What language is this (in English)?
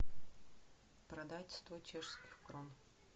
Russian